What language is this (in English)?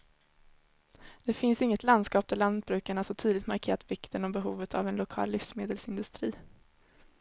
Swedish